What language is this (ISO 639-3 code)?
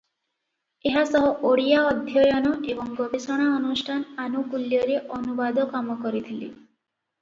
ori